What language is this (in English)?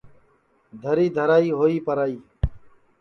Sansi